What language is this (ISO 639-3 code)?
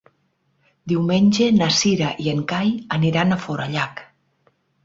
cat